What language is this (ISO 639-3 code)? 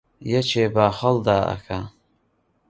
ckb